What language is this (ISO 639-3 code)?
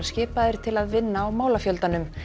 isl